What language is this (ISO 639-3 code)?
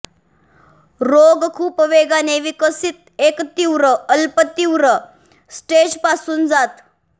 mar